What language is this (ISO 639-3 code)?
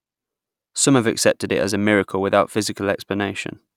eng